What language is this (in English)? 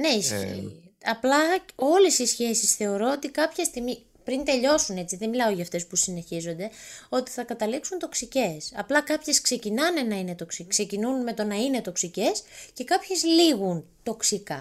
Greek